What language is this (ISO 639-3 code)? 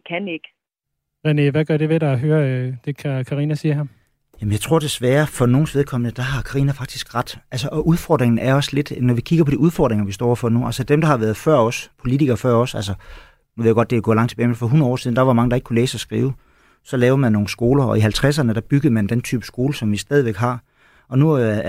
dan